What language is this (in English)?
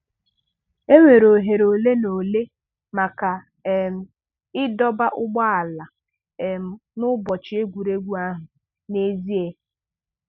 Igbo